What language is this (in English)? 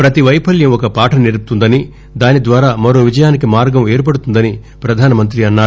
Telugu